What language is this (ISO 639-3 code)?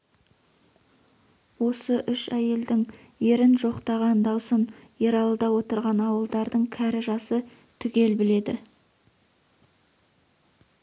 kaz